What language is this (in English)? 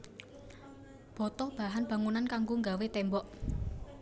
Javanese